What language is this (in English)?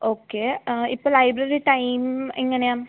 Malayalam